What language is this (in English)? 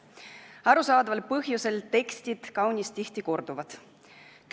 Estonian